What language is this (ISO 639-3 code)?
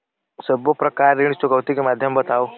hne